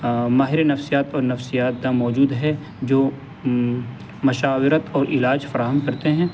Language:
Urdu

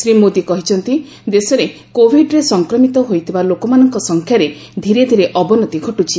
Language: Odia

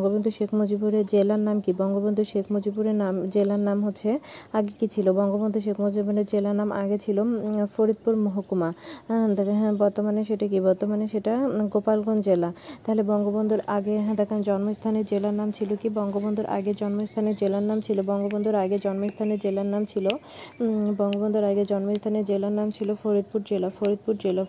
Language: Bangla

